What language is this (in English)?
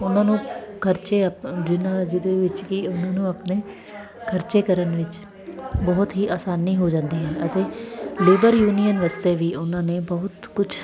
Punjabi